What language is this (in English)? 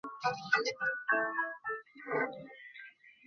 Bangla